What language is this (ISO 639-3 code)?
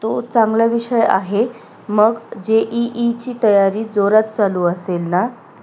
mar